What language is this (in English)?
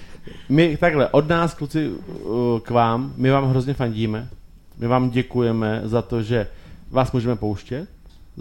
Czech